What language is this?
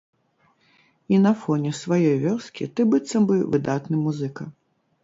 Belarusian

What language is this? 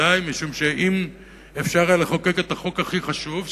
Hebrew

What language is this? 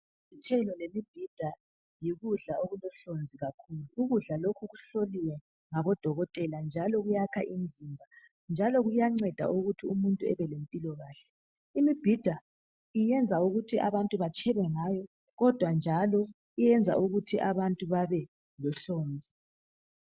North Ndebele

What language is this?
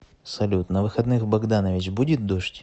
Russian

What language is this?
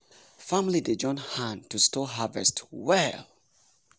Nigerian Pidgin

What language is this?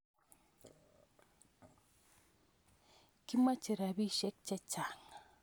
Kalenjin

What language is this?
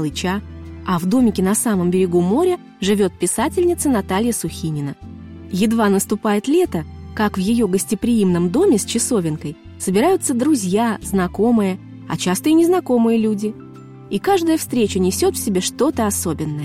Russian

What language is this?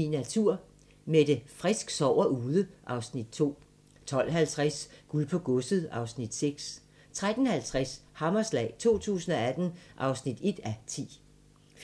Danish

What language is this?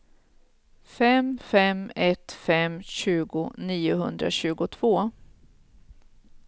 Swedish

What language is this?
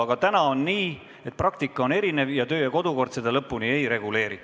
Estonian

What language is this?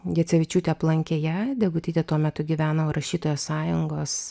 Lithuanian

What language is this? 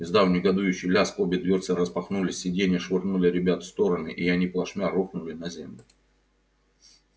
Russian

